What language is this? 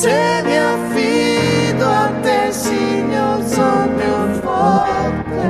Italian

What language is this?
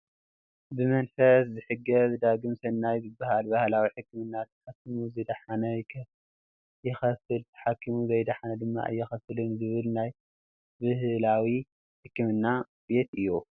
Tigrinya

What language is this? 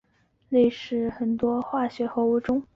Chinese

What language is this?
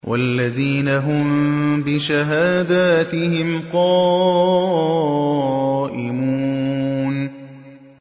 Arabic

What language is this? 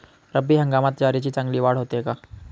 Marathi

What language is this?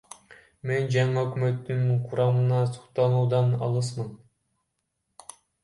Kyrgyz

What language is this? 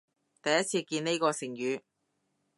Cantonese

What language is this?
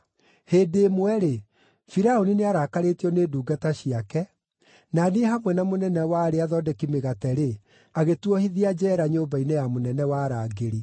Kikuyu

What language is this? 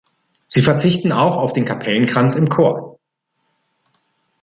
German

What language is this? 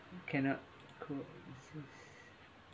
English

